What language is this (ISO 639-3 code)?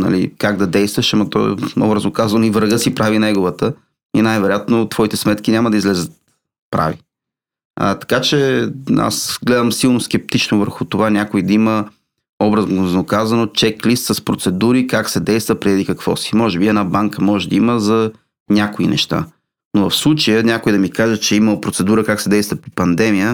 bul